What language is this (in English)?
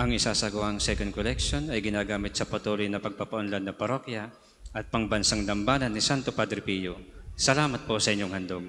Filipino